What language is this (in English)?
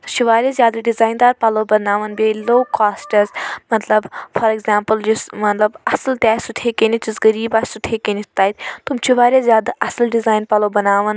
Kashmiri